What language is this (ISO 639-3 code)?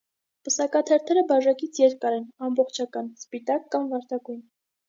hye